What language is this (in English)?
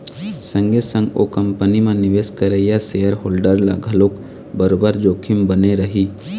Chhattisgarhi